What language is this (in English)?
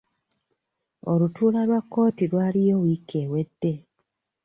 Ganda